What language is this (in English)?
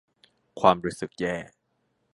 Thai